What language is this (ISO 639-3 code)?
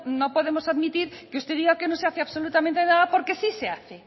spa